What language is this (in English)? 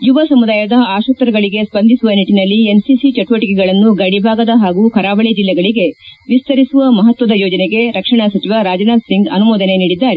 Kannada